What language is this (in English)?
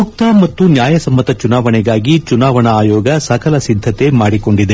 Kannada